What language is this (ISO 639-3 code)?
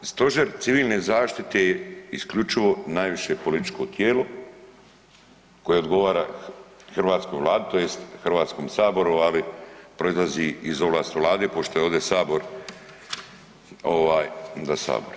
hrv